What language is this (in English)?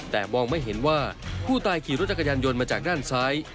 Thai